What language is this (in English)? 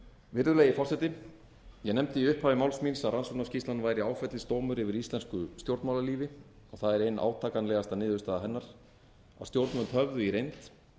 Icelandic